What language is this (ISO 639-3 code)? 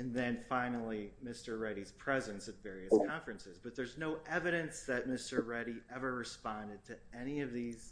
eng